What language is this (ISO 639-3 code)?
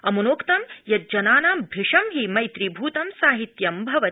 san